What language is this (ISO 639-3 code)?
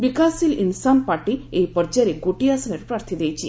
ori